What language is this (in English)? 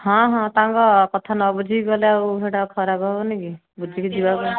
Odia